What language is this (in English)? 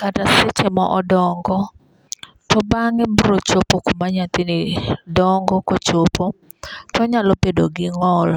Luo (Kenya and Tanzania)